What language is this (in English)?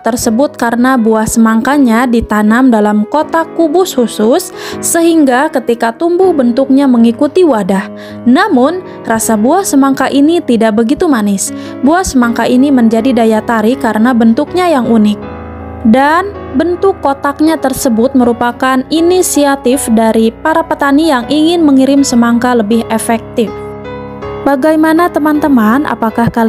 Indonesian